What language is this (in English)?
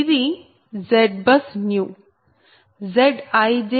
Telugu